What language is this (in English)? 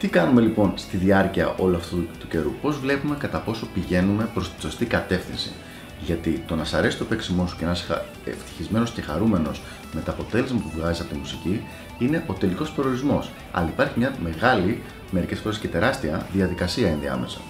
Greek